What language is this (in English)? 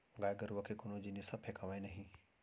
Chhattisgarhi